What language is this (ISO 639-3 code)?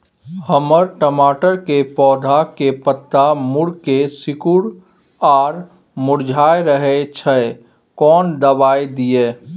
mai